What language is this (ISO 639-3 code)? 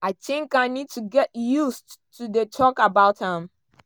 pcm